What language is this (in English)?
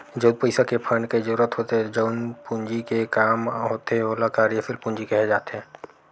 Chhattisgarhi